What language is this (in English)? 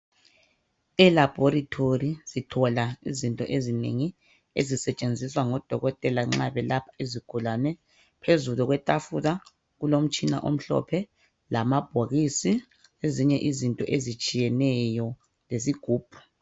North Ndebele